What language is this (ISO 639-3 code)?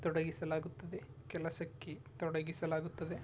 kan